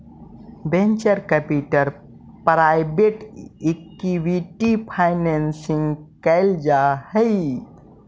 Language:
Magahi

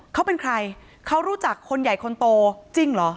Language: Thai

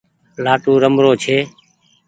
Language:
Goaria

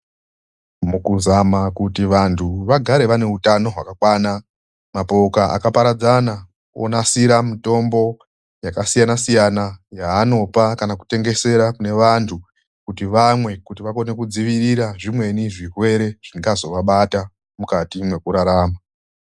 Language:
Ndau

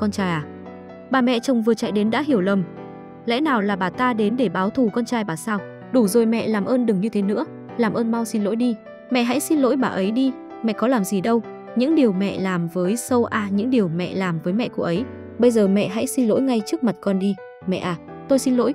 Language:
Vietnamese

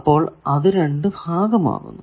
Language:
Malayalam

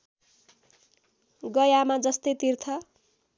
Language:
Nepali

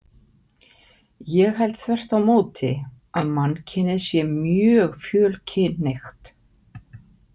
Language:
Icelandic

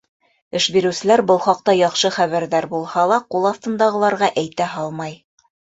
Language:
Bashkir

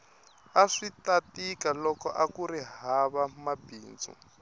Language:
Tsonga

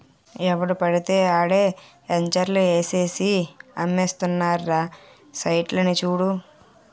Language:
Telugu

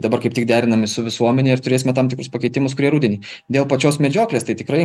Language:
Lithuanian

